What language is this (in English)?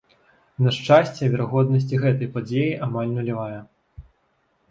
Belarusian